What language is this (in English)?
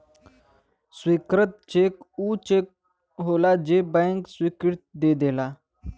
Bhojpuri